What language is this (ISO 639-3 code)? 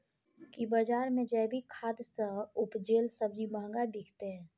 mai